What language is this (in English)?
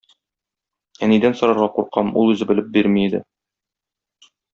Tatar